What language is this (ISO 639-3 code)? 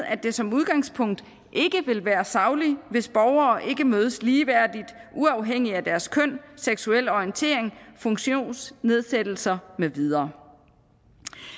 dan